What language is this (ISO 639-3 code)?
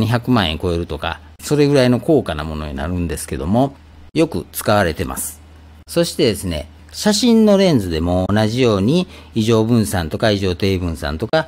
jpn